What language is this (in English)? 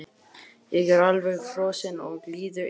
Icelandic